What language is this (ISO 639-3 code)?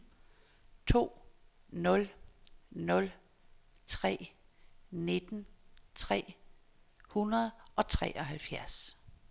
dan